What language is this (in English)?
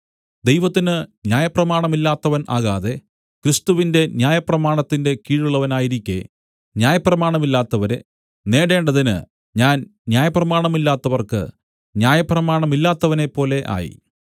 Malayalam